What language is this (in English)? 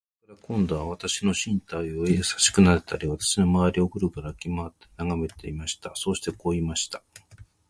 Japanese